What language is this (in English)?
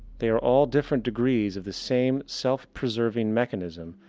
English